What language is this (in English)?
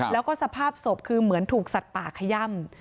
Thai